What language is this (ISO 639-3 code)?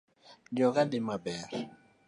luo